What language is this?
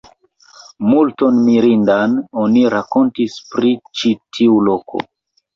Esperanto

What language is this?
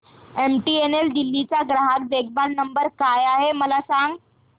Marathi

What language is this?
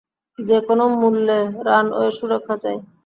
Bangla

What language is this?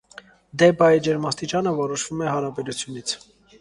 Armenian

